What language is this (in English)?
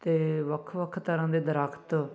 Punjabi